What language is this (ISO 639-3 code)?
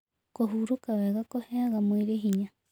kik